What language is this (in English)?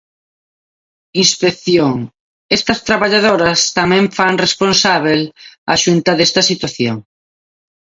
Galician